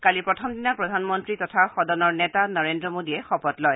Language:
Assamese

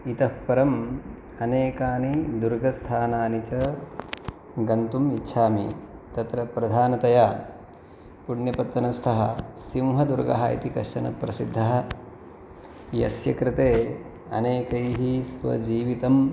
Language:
Sanskrit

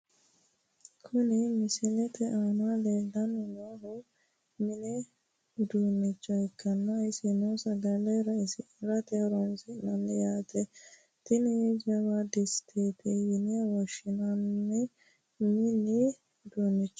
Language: Sidamo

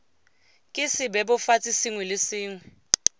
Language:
Tswana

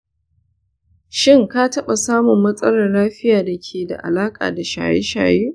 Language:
Hausa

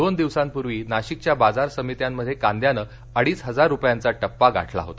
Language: Marathi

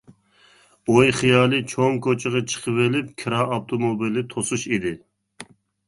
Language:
Uyghur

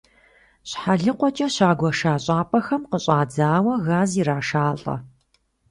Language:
Kabardian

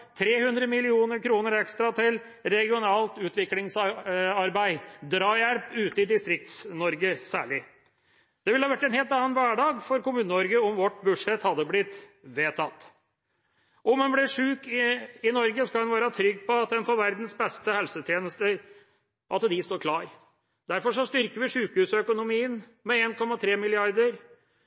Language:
Norwegian Bokmål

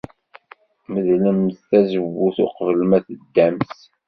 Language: Kabyle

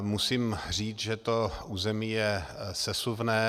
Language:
Czech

